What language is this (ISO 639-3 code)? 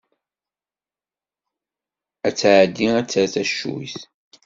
kab